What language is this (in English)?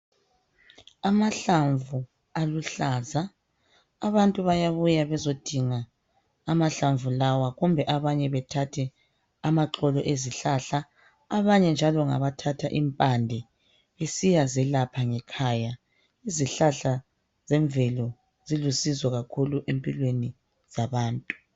North Ndebele